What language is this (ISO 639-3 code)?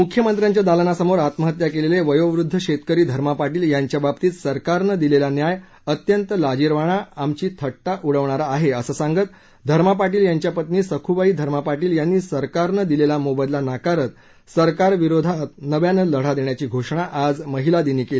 mar